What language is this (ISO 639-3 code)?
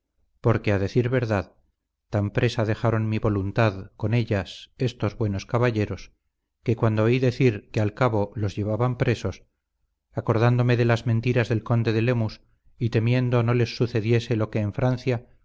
spa